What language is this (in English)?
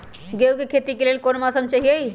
Magahi